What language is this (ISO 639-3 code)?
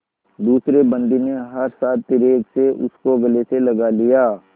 hin